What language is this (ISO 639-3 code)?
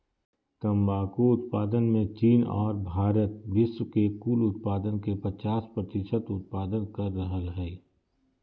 mag